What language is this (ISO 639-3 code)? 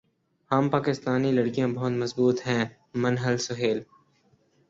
urd